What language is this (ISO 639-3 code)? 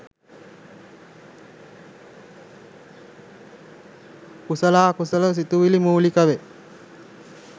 sin